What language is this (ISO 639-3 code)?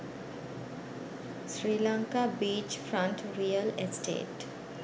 sin